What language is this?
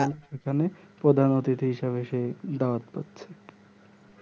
Bangla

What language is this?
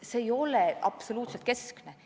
Estonian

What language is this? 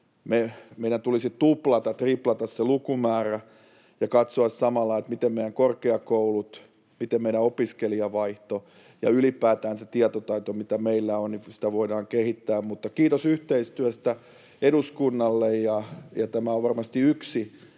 Finnish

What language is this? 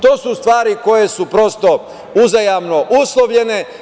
Serbian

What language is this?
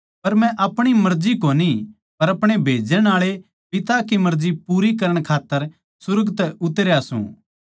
Haryanvi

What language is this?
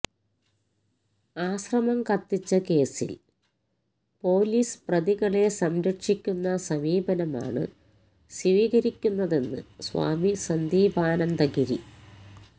Malayalam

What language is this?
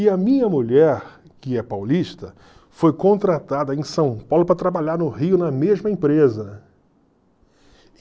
Portuguese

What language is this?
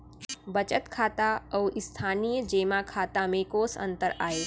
Chhattisgarhi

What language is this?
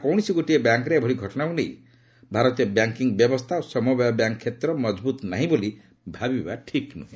Odia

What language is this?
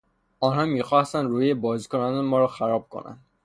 Persian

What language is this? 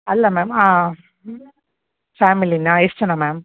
Kannada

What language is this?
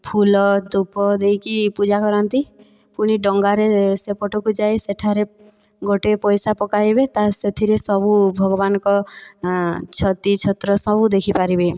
Odia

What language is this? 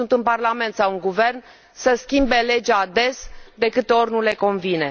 Romanian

